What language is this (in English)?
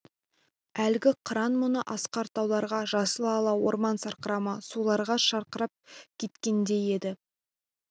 Kazakh